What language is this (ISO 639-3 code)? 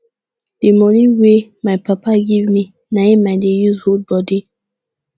pcm